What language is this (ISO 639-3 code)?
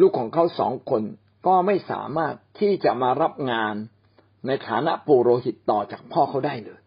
tha